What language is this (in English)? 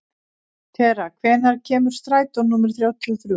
Icelandic